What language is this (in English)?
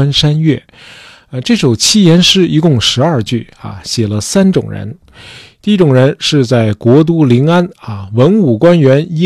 Chinese